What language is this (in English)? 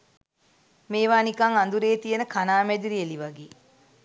Sinhala